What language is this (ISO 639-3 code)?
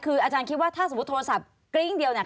tha